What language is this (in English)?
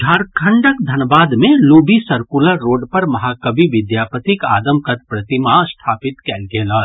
Maithili